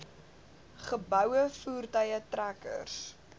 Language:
Afrikaans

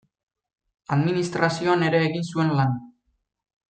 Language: Basque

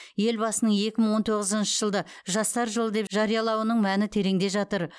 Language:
Kazakh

